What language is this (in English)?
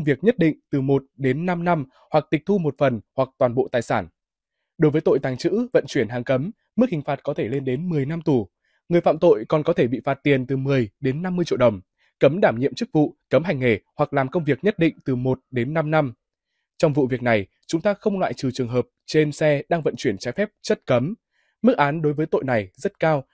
Vietnamese